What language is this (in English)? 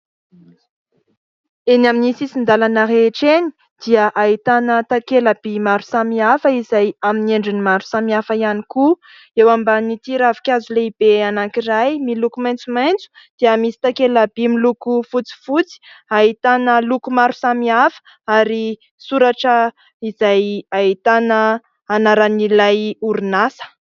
Malagasy